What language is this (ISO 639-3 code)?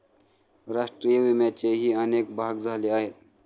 mar